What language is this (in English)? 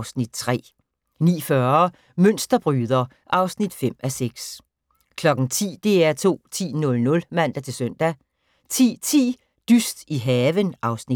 Danish